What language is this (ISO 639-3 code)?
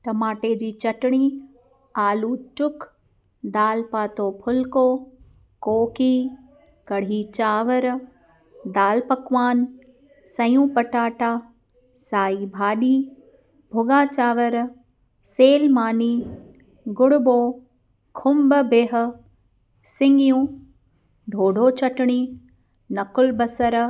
snd